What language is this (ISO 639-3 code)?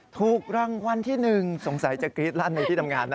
tha